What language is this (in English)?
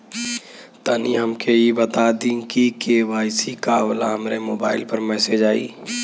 Bhojpuri